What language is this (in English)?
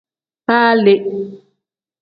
Tem